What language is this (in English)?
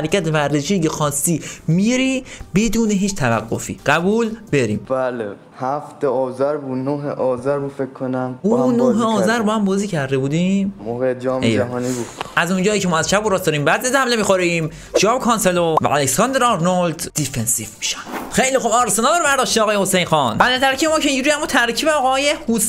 Persian